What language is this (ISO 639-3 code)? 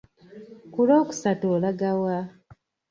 lug